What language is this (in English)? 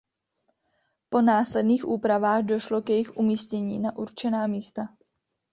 Czech